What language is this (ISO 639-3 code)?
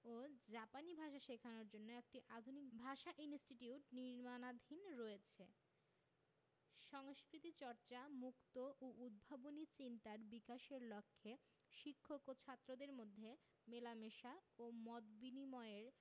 ben